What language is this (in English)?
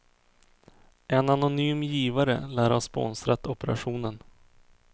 Swedish